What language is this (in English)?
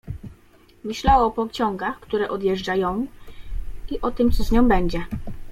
Polish